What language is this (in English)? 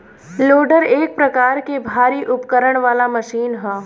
Bhojpuri